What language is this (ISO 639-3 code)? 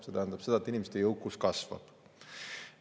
est